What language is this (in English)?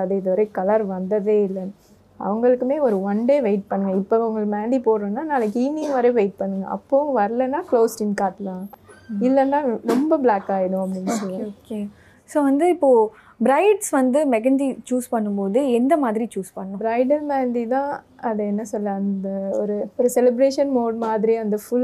Tamil